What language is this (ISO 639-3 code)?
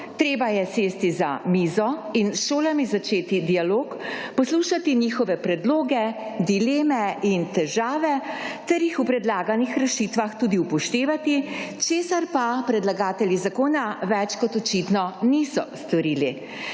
slv